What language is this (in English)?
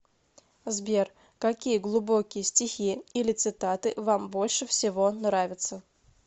Russian